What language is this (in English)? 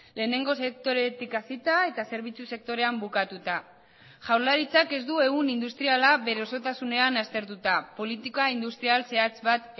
Basque